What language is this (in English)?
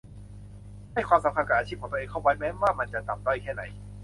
Thai